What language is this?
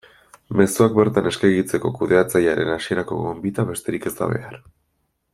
Basque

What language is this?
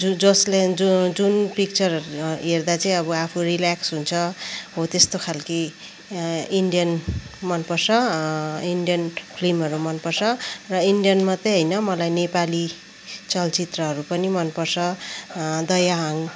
Nepali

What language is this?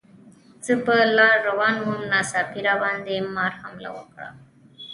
Pashto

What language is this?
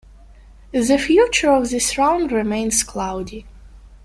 English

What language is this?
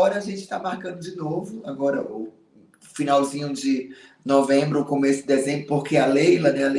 Portuguese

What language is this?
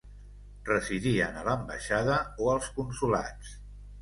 Catalan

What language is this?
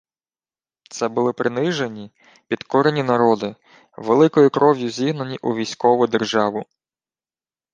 Ukrainian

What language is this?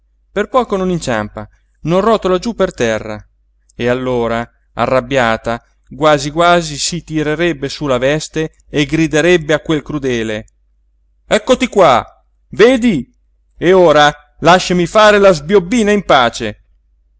Italian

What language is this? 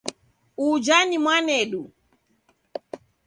Taita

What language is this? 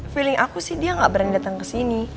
Indonesian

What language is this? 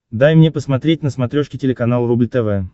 Russian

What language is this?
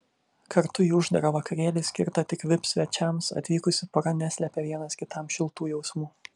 Lithuanian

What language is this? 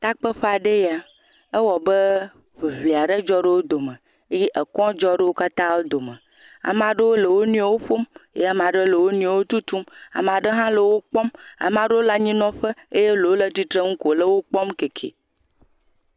Ewe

